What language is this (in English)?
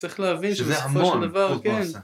Hebrew